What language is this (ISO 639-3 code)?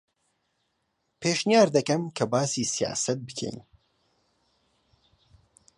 ckb